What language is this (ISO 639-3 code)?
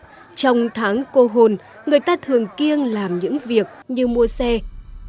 vie